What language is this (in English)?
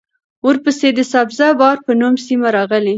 Pashto